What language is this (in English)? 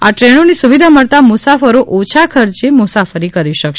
Gujarati